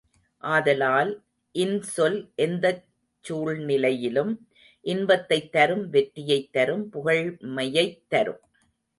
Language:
Tamil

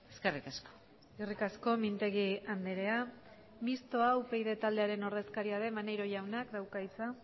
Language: Basque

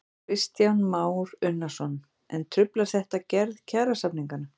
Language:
Icelandic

